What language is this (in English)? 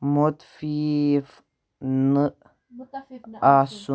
Kashmiri